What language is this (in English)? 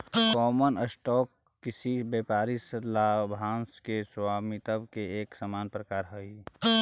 Magahi